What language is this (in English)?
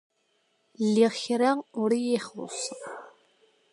Kabyle